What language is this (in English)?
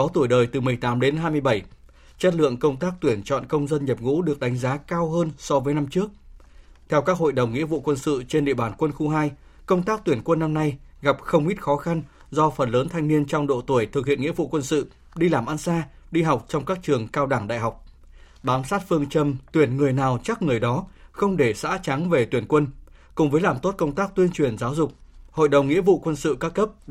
Vietnamese